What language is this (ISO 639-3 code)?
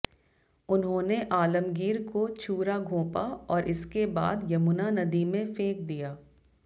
hin